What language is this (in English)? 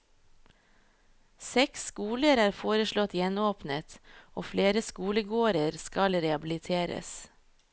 Norwegian